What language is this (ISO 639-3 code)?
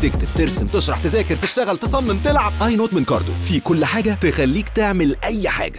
ara